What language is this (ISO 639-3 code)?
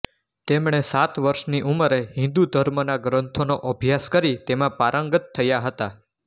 guj